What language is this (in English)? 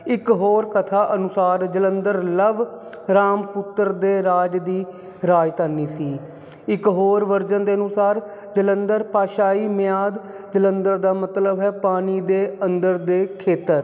Punjabi